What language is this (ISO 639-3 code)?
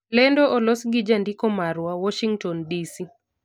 luo